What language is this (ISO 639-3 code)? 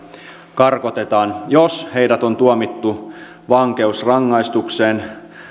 fin